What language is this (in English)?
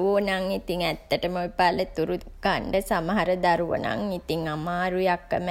Sinhala